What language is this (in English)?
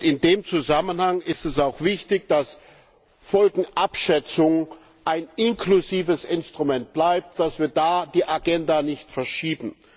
German